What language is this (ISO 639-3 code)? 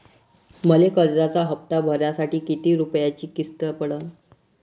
mar